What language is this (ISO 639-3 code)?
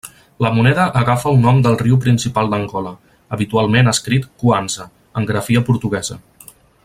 cat